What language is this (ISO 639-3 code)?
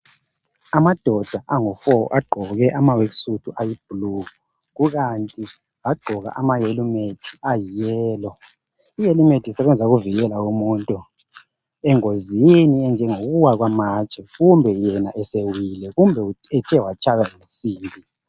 nde